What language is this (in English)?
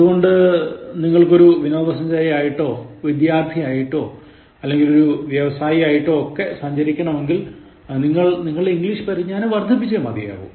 Malayalam